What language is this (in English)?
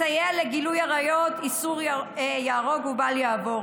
Hebrew